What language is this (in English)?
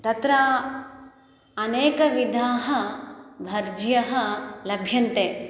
Sanskrit